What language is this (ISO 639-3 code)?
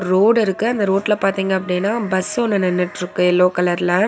tam